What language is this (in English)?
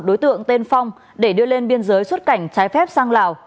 Vietnamese